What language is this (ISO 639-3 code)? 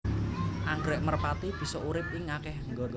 jav